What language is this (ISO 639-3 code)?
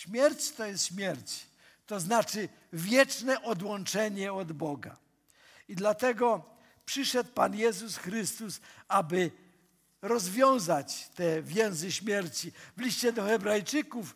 pol